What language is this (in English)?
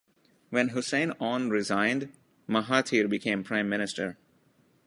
English